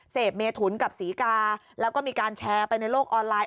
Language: Thai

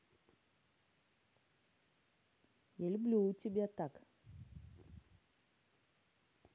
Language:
Russian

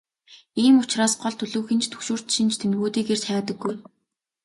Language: Mongolian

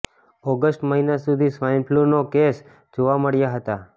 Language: Gujarati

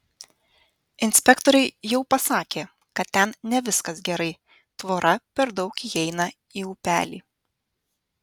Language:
Lithuanian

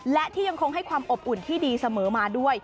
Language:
Thai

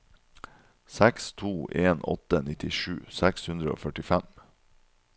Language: Norwegian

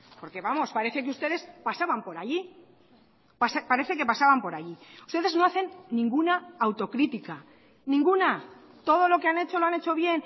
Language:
Spanish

